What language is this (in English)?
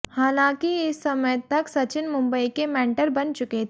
Hindi